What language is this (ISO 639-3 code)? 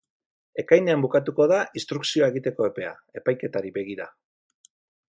eus